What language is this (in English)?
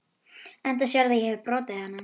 Icelandic